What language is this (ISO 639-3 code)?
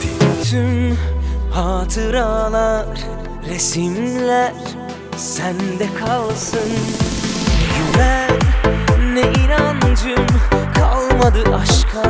tur